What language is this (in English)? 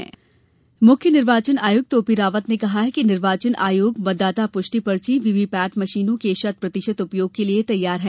Hindi